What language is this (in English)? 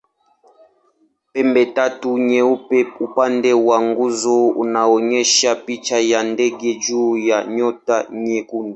Swahili